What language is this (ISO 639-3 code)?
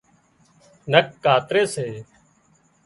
kxp